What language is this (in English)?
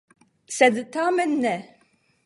Esperanto